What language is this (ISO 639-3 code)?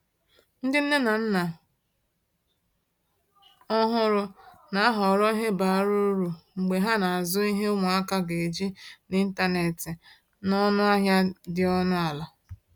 ibo